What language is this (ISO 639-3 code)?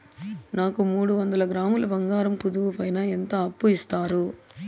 tel